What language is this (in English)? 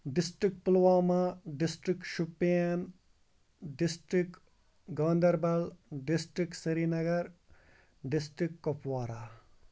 Kashmiri